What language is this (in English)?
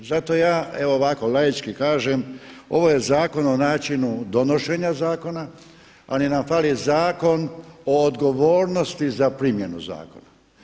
Croatian